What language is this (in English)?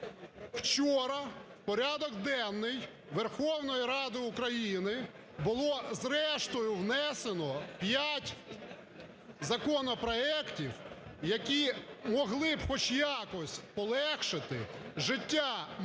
Ukrainian